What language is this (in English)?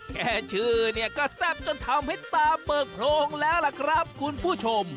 Thai